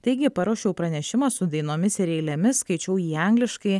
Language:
Lithuanian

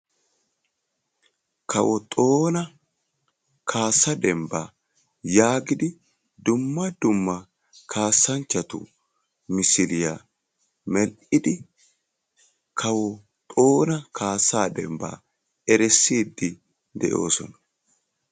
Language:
Wolaytta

